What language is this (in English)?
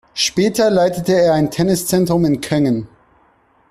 German